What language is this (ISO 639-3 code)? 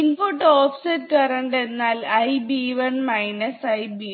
mal